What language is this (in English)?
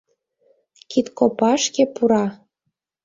Mari